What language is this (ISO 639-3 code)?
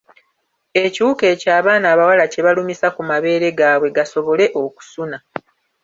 lug